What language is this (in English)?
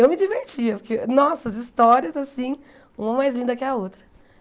Portuguese